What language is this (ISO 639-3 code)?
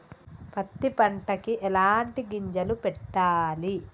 tel